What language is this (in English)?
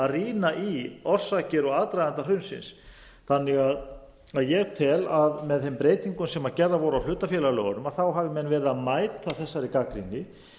Icelandic